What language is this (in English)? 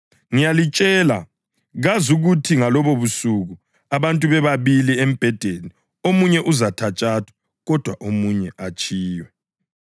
North Ndebele